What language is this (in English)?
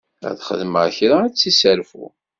Kabyle